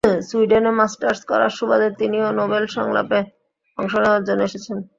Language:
Bangla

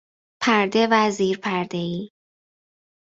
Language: Persian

